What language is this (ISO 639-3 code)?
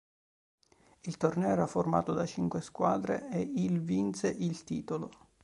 ita